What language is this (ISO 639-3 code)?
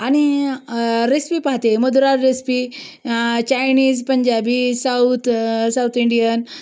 mar